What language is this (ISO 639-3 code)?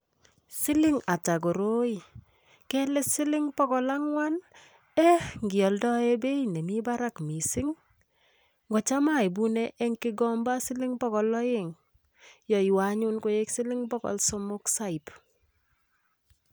kln